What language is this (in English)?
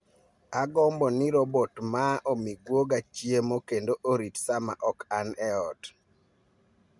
Luo (Kenya and Tanzania)